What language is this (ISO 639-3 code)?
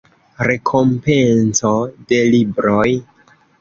epo